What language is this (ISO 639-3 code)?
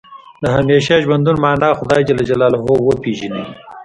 pus